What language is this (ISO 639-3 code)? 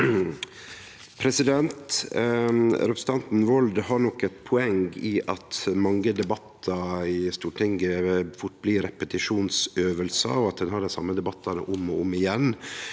nor